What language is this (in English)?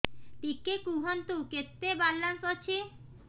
Odia